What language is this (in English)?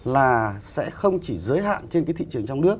Vietnamese